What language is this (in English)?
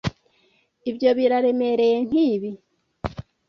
Kinyarwanda